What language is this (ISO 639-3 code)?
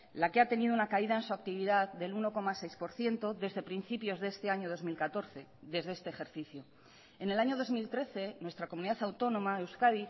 spa